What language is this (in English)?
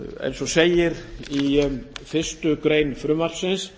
Icelandic